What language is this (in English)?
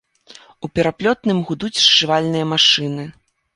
Belarusian